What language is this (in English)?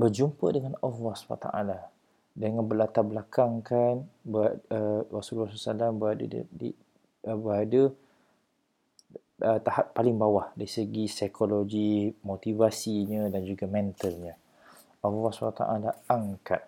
Malay